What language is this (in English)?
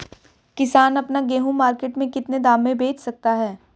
Hindi